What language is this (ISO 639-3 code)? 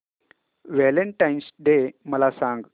mar